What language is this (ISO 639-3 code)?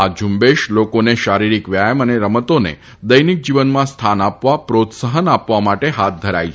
guj